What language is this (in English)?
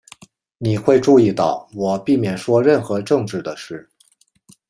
Chinese